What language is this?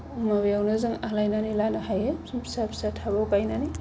Bodo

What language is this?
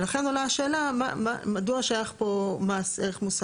Hebrew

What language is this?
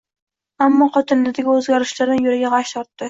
Uzbek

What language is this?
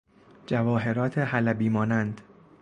Persian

